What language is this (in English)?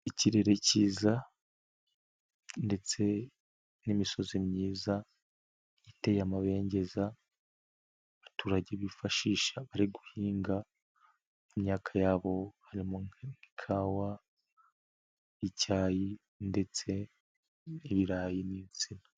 Kinyarwanda